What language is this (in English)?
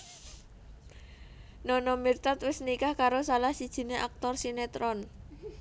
Javanese